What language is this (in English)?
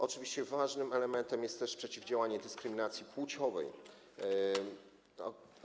Polish